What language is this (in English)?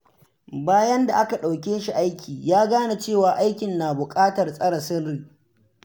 Hausa